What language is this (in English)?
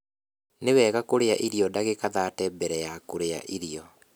Kikuyu